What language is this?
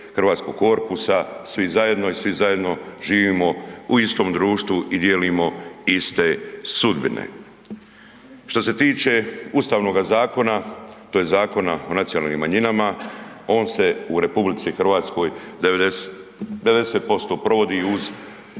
Croatian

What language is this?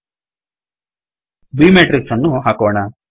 Kannada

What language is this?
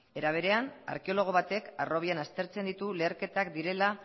Basque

